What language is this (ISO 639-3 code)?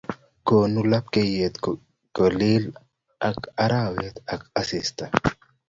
kln